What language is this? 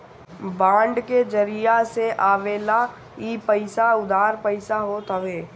Bhojpuri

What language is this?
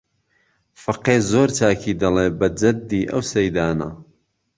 Central Kurdish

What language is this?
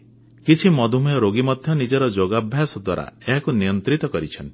Odia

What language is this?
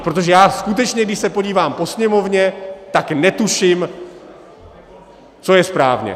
Czech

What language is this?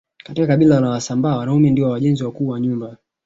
Swahili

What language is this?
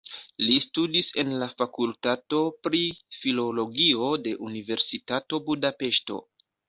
Esperanto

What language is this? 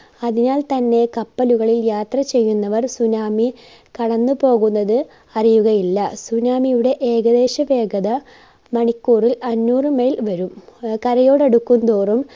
Malayalam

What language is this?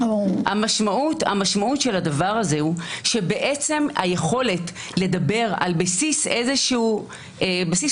Hebrew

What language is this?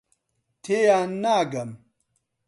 Central Kurdish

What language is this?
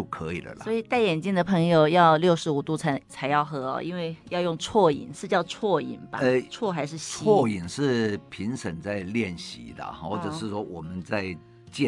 Chinese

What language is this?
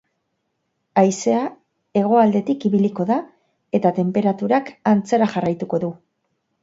Basque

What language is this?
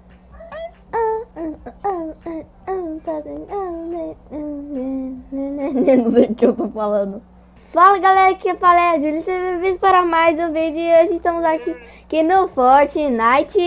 Portuguese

